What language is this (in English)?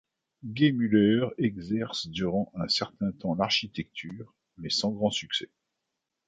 French